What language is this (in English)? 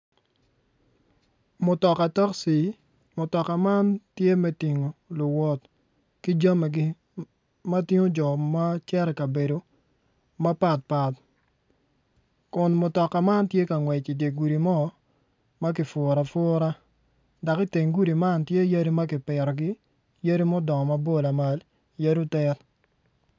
Acoli